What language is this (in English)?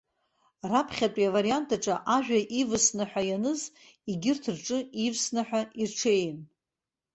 Abkhazian